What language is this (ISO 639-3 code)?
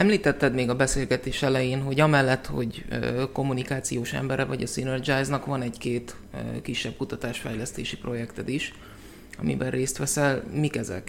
hun